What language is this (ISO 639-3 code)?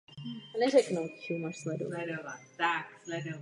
ces